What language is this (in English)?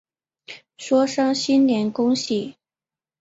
Chinese